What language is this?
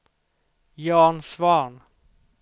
Swedish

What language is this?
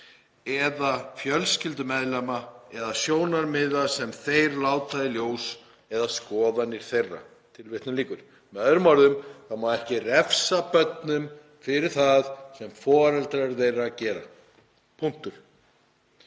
Icelandic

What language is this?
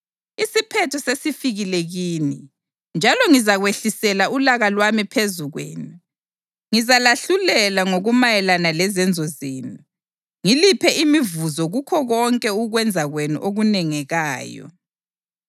North Ndebele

